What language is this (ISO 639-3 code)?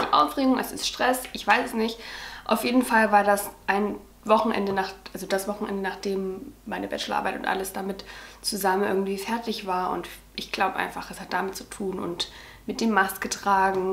deu